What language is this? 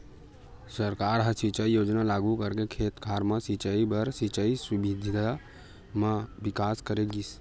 Chhattisgarhi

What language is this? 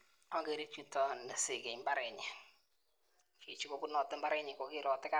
Kalenjin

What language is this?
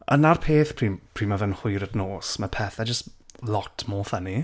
Welsh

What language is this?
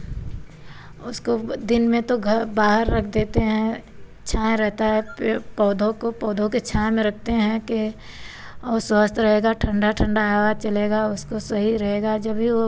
Hindi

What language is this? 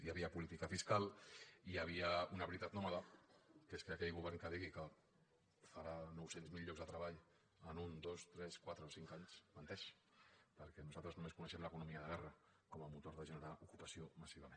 Catalan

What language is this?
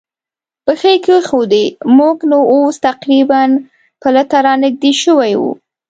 Pashto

